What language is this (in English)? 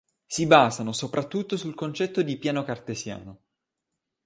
Italian